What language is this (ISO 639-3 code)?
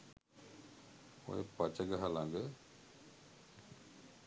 sin